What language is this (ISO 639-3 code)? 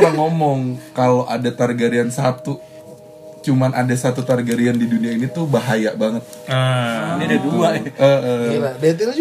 ind